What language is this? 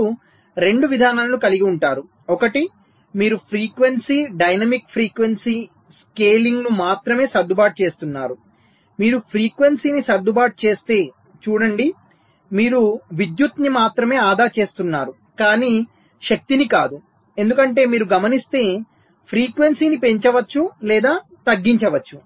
Telugu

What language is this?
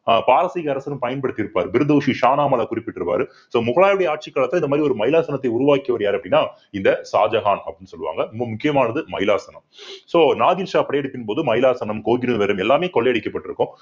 Tamil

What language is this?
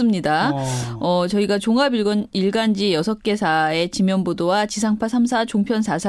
Korean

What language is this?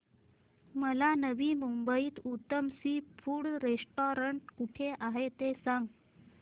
Marathi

